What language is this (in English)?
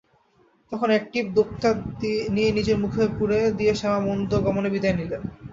Bangla